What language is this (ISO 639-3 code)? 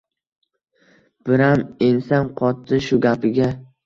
uzb